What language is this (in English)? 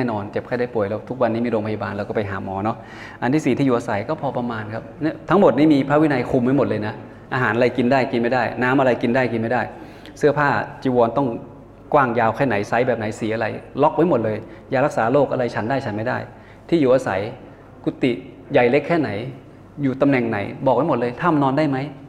Thai